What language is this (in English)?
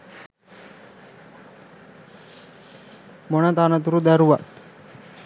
Sinhala